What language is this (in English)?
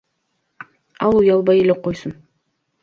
Kyrgyz